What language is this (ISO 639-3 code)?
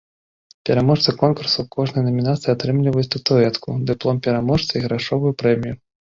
bel